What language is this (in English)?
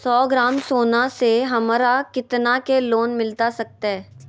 Magahi